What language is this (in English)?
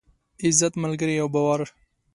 Pashto